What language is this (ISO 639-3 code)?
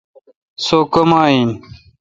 xka